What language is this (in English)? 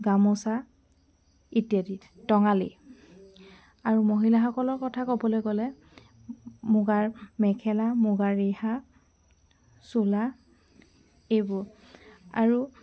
Assamese